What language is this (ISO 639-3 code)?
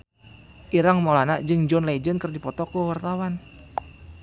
sun